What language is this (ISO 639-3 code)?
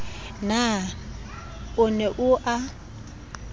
sot